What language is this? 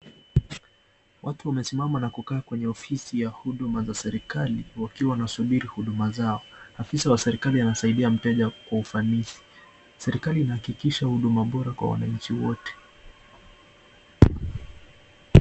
Swahili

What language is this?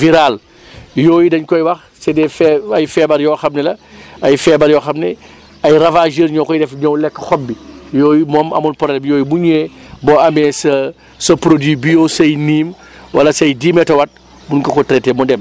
Wolof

